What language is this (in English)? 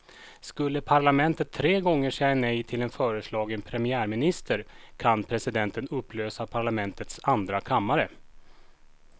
Swedish